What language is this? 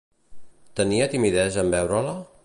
Catalan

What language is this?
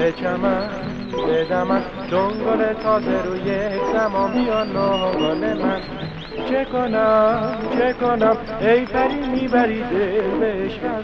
Persian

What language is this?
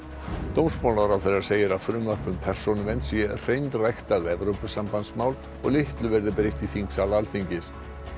Icelandic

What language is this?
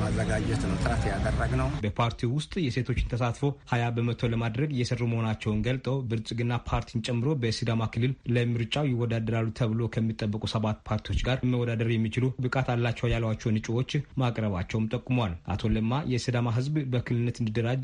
Amharic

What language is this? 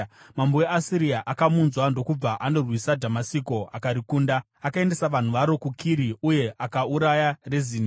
Shona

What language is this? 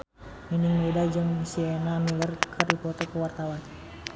Sundanese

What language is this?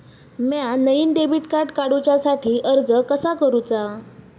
Marathi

